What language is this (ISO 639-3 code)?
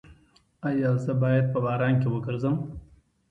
pus